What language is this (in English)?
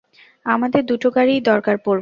Bangla